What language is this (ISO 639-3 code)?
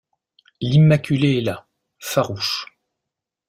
fra